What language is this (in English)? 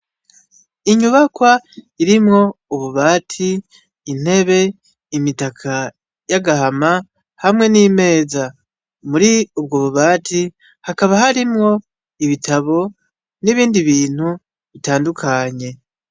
Rundi